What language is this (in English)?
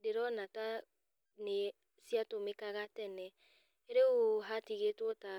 Kikuyu